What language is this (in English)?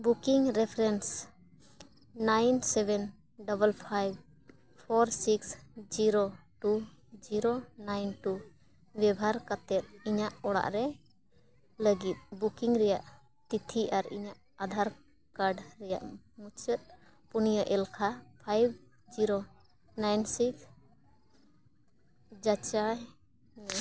Santali